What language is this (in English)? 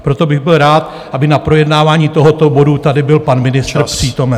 Czech